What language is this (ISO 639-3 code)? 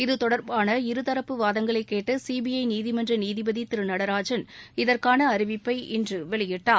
tam